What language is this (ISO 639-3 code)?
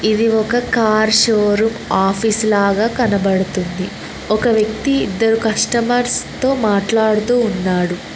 tel